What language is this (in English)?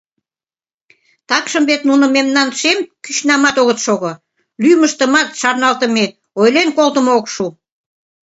Mari